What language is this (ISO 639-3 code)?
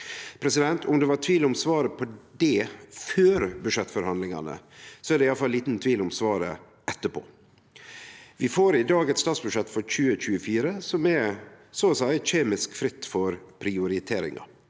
nor